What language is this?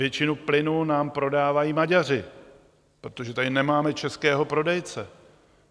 Czech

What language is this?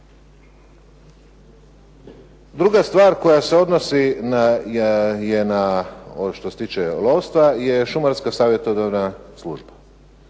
Croatian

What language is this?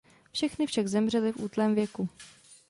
Czech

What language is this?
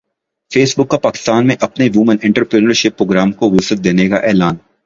Urdu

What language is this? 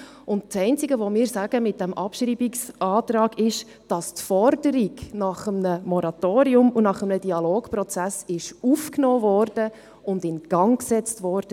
Swiss German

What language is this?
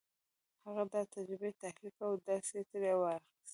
Pashto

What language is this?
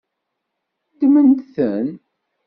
Kabyle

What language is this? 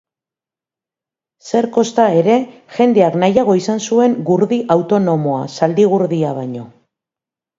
Basque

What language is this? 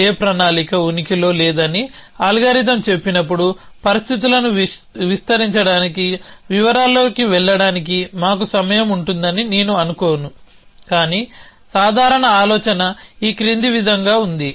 Telugu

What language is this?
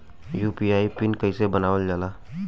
Bhojpuri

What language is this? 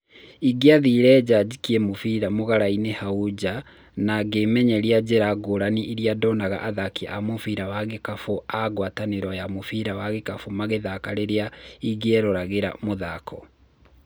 Kikuyu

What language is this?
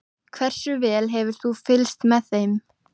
Icelandic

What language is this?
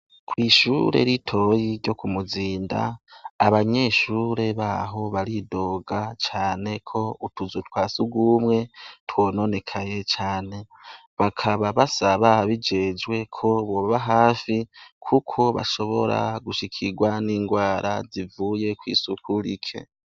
Rundi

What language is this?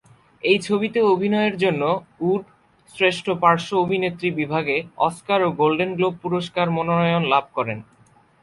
Bangla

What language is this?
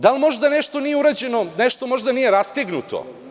Serbian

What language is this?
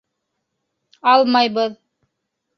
Bashkir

